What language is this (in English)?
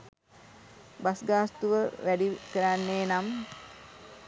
Sinhala